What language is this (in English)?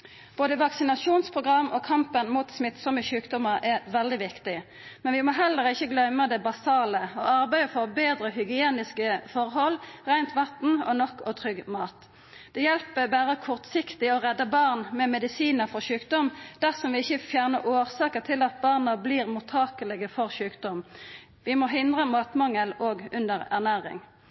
Norwegian Nynorsk